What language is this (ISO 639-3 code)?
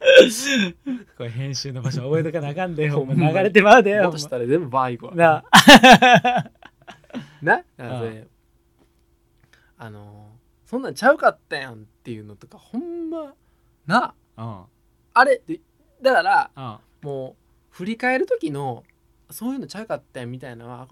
jpn